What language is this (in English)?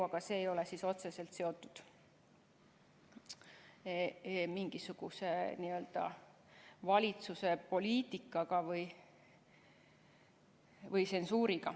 Estonian